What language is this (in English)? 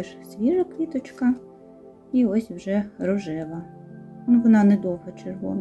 Ukrainian